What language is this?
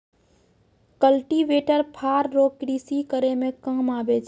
Maithili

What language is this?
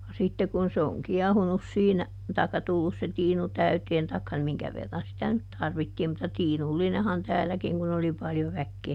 Finnish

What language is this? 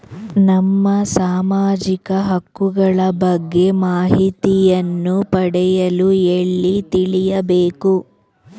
Kannada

